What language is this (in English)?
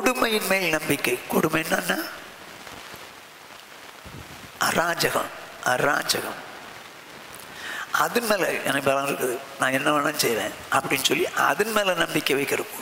Thai